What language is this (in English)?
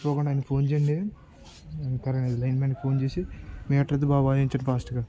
Telugu